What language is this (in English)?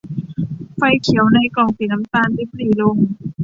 Thai